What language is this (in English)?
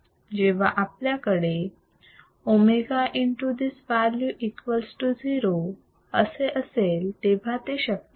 Marathi